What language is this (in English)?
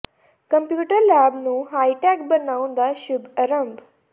Punjabi